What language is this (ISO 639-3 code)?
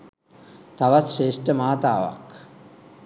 sin